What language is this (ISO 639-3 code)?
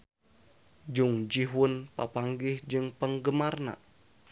sun